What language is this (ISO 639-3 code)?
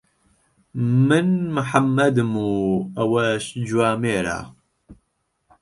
ckb